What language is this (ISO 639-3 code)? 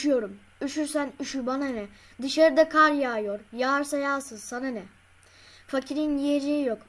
tur